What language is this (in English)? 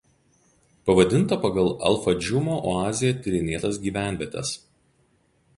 Lithuanian